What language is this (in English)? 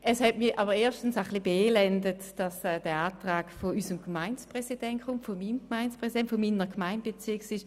Swiss German